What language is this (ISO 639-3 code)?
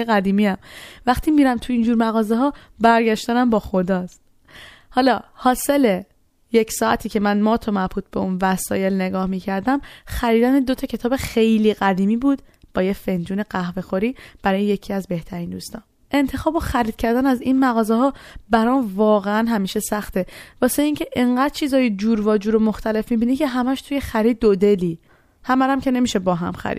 fas